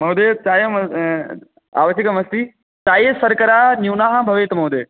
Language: Sanskrit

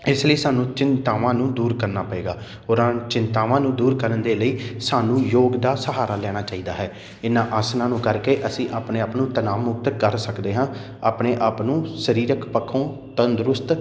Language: Punjabi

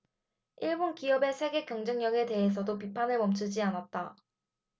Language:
Korean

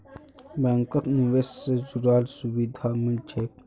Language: Magahi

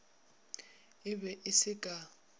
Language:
Northern Sotho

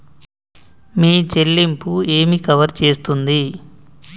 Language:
Telugu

